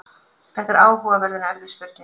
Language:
Icelandic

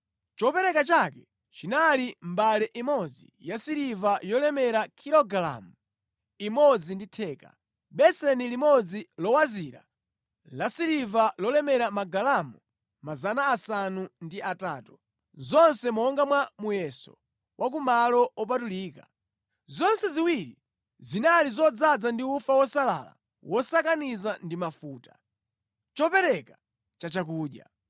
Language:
Nyanja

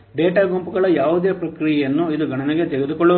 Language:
Kannada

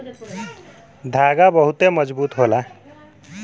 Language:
Bhojpuri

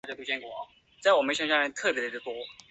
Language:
Chinese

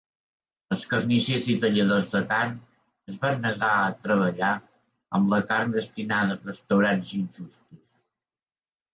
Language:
Catalan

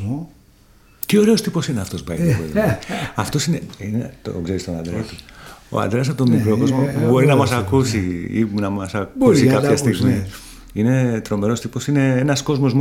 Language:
Greek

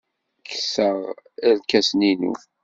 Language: Kabyle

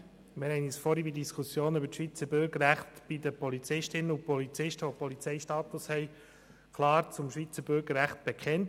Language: Swiss German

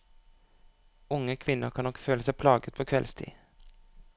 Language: Norwegian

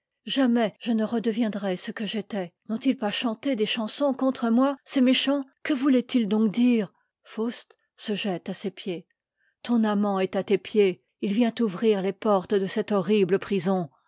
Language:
French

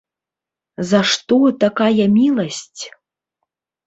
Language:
Belarusian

